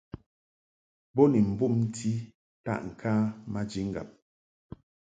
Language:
Mungaka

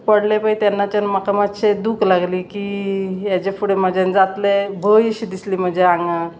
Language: Konkani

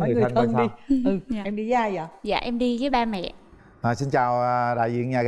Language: Vietnamese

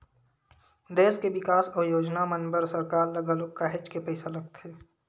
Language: Chhattisgarhi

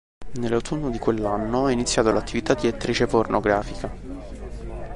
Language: Italian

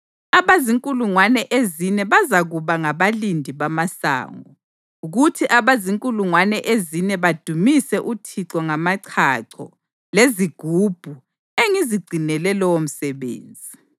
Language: North Ndebele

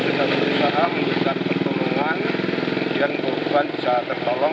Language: Indonesian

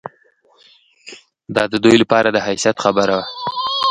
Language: Pashto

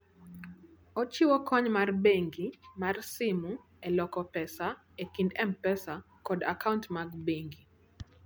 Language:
Luo (Kenya and Tanzania)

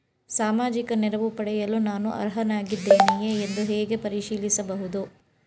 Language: Kannada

